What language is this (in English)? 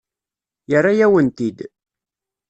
Kabyle